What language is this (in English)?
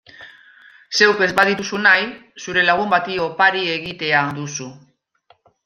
Basque